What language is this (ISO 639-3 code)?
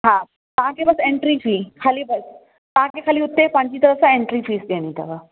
snd